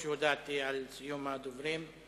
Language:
Hebrew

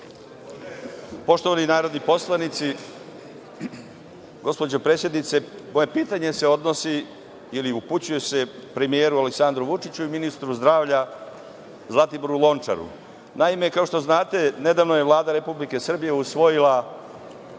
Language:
Serbian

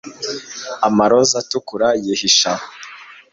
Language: Kinyarwanda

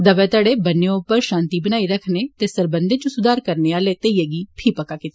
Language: Dogri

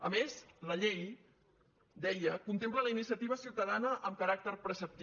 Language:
Catalan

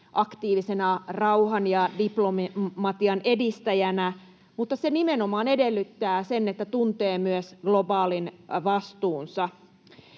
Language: Finnish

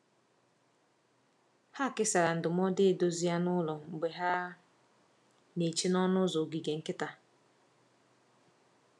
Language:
Igbo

